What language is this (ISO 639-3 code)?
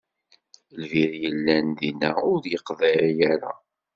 kab